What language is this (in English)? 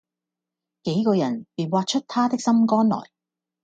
Cantonese